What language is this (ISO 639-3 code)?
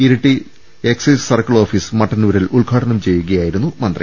mal